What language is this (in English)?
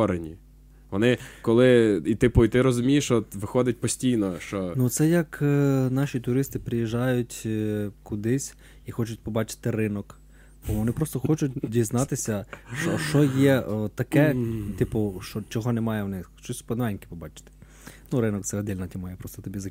Ukrainian